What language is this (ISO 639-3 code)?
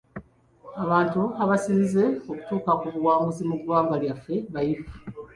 lug